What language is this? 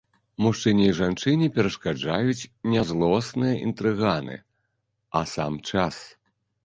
Belarusian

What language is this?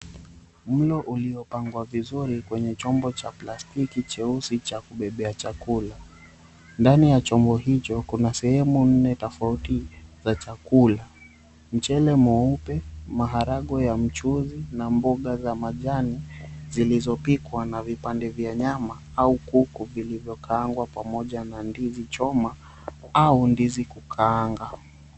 Swahili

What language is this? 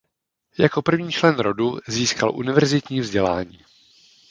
Czech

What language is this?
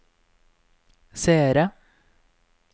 Norwegian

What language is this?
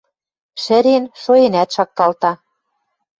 Western Mari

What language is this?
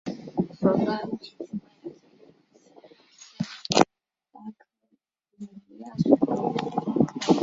Chinese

